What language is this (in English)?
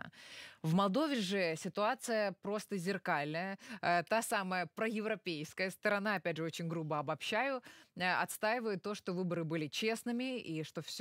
Russian